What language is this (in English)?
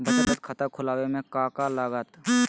Magahi